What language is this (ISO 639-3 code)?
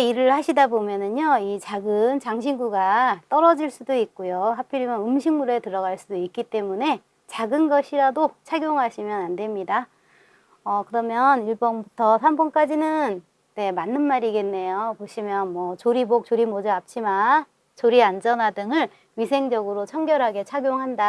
kor